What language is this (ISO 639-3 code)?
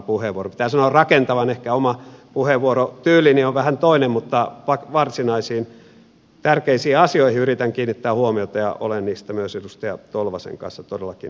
fin